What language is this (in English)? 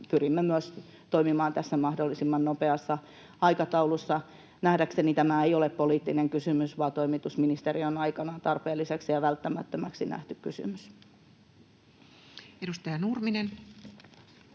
Finnish